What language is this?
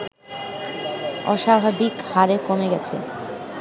Bangla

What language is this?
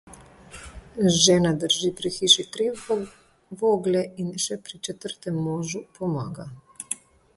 Slovenian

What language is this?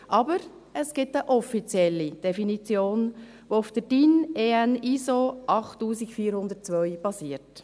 Swiss German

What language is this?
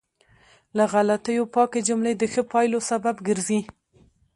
Pashto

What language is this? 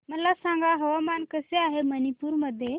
Marathi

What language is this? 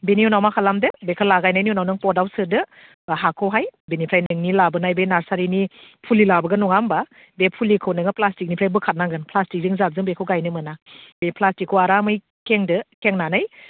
Bodo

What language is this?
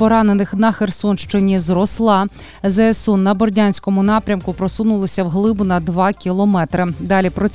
Ukrainian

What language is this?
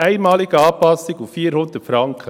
Swiss German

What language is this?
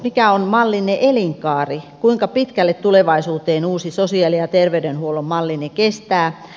Finnish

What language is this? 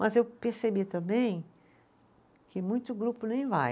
Portuguese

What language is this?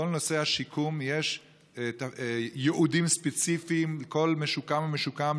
Hebrew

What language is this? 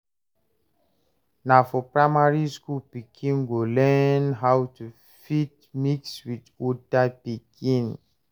Nigerian Pidgin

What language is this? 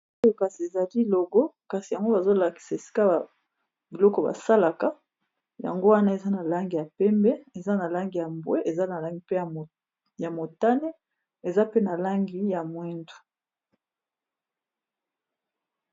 Lingala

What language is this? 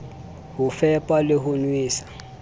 Southern Sotho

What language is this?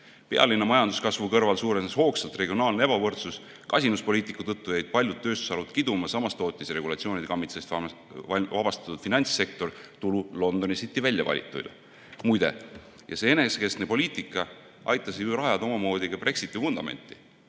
Estonian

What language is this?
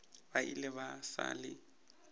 Northern Sotho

